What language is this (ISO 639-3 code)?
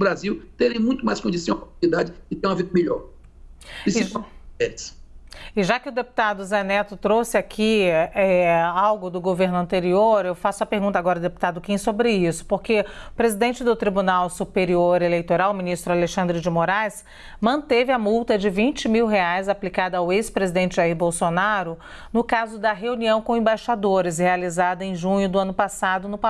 por